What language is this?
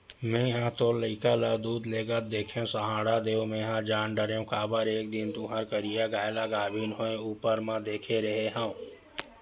Chhattisgarhi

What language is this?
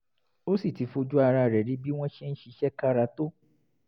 Yoruba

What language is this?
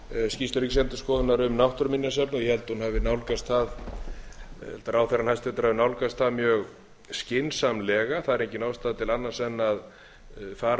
Icelandic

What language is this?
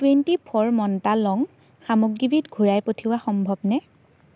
Assamese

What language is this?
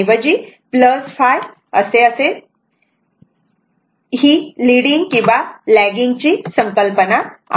Marathi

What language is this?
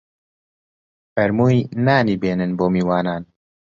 Central Kurdish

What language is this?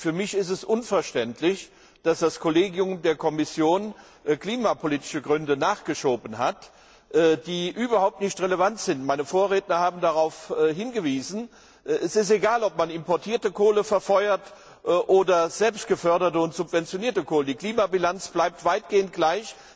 German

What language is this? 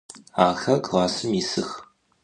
Adyghe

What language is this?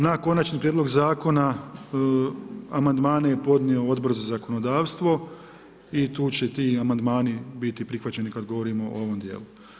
Croatian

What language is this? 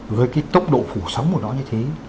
Vietnamese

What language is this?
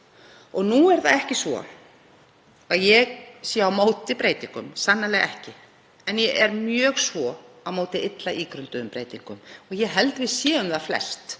Icelandic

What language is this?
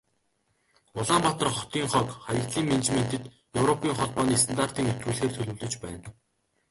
Mongolian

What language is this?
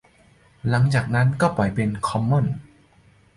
Thai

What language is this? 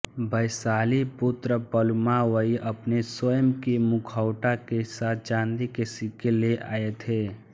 Hindi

